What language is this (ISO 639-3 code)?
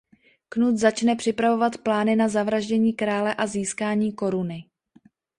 ces